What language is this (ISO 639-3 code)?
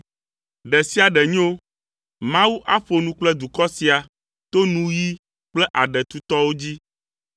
ewe